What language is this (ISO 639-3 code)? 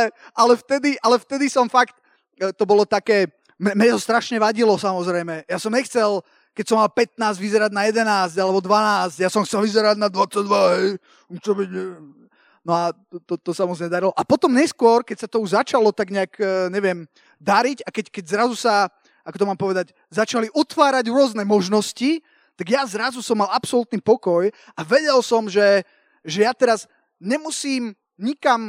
slk